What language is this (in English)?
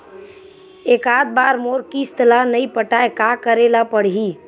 Chhattisgarhi